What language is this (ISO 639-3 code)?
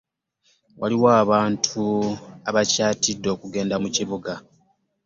lug